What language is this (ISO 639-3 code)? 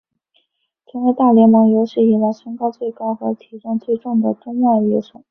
zho